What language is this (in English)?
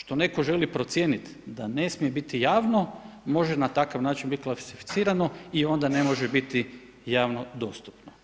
Croatian